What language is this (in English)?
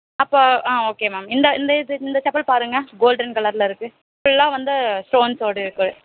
Tamil